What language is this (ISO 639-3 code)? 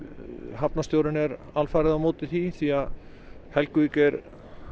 isl